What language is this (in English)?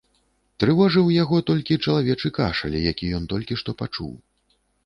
Belarusian